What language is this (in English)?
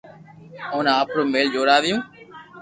Loarki